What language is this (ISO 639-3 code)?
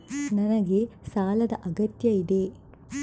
kan